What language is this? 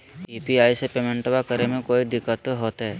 Magahi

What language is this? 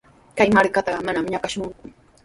Sihuas Ancash Quechua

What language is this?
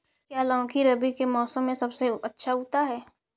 Hindi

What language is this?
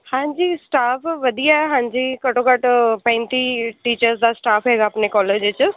Punjabi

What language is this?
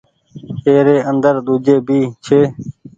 Goaria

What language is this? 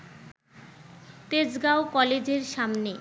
Bangla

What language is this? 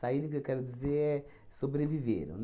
Portuguese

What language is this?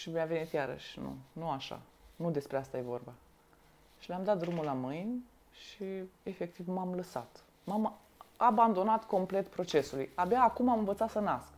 Romanian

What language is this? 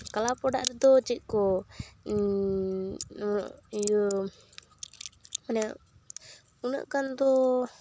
Santali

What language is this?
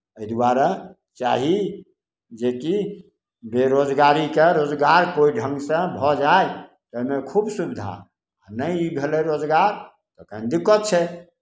Maithili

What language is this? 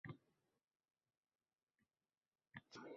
Uzbek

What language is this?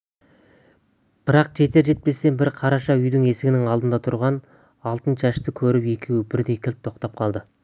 Kazakh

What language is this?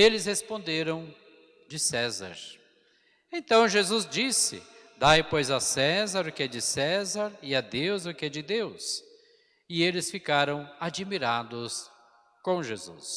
Portuguese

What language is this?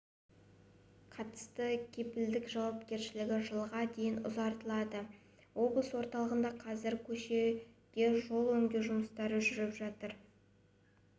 Kazakh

